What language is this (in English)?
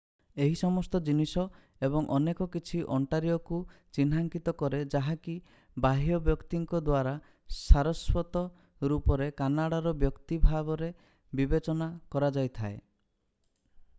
Odia